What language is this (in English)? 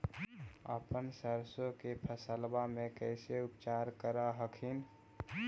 Magahi